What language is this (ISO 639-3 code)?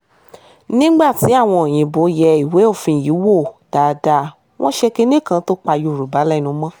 yor